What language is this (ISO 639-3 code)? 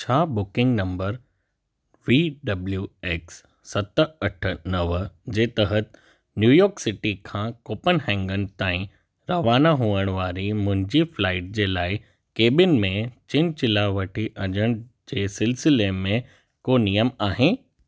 snd